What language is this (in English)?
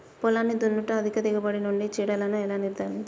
Telugu